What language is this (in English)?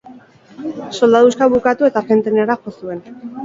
Basque